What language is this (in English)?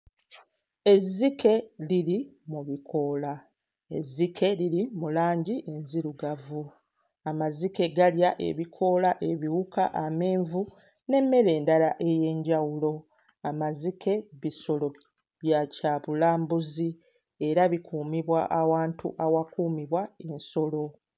Ganda